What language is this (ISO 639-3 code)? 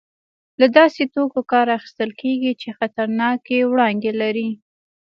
pus